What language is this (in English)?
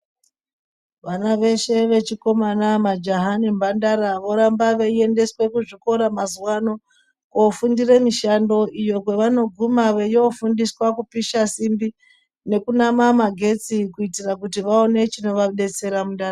Ndau